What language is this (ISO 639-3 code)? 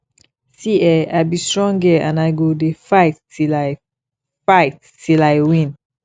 pcm